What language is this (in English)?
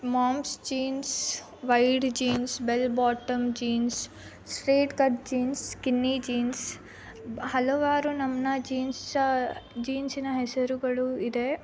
Kannada